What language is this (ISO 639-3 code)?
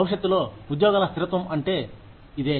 tel